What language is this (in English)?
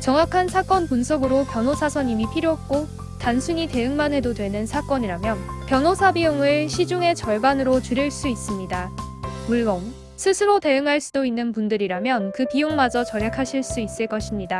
Korean